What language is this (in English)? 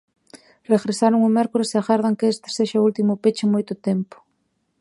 Galician